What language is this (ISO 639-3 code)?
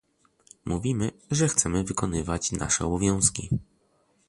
pol